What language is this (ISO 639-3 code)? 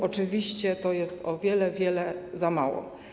pol